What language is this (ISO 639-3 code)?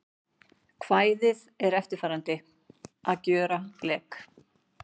isl